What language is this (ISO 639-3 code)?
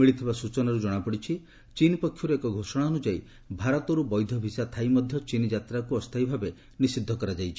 ori